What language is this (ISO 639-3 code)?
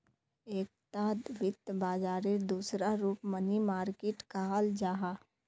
mag